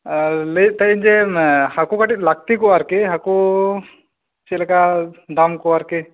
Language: Santali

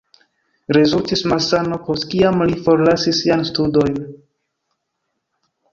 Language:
Esperanto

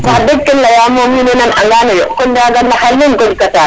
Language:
Serer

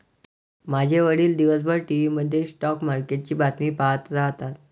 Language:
Marathi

